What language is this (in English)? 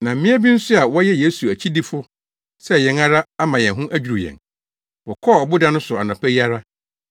Akan